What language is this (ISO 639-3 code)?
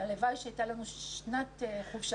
heb